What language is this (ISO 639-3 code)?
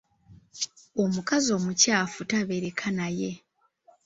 lug